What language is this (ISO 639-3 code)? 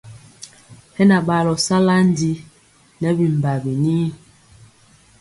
mcx